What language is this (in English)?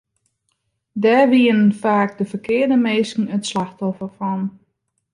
Western Frisian